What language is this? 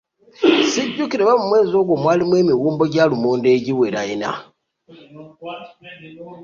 Ganda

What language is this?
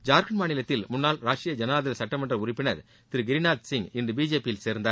Tamil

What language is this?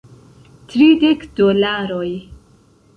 Esperanto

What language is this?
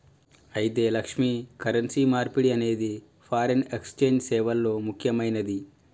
Telugu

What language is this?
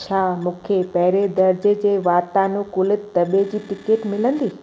Sindhi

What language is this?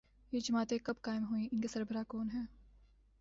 Urdu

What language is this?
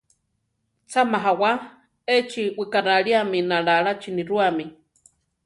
Central Tarahumara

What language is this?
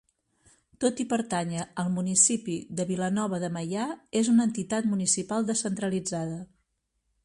Catalan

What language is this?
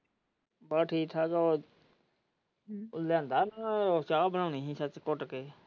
Punjabi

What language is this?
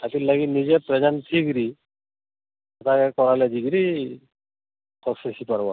Odia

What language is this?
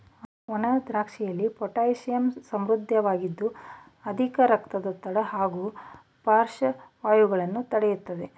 Kannada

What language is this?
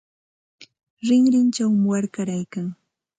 Santa Ana de Tusi Pasco Quechua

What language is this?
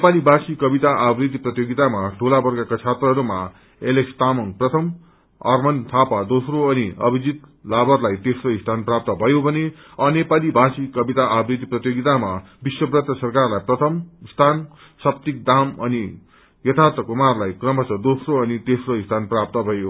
Nepali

